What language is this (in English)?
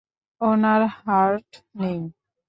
Bangla